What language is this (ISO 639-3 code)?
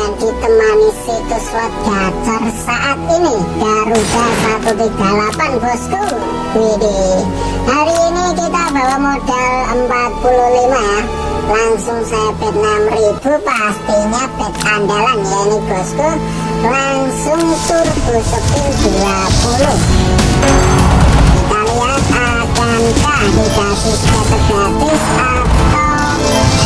ind